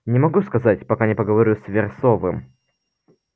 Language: Russian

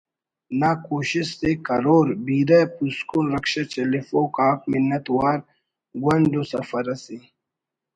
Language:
Brahui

